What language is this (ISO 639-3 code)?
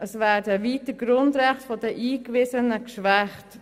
gsw